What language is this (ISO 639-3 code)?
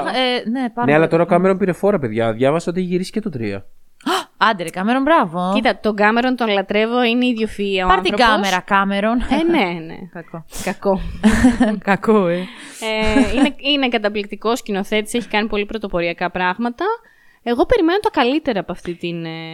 ell